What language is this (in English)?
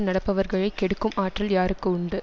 Tamil